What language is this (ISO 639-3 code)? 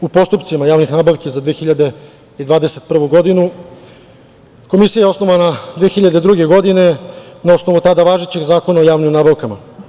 srp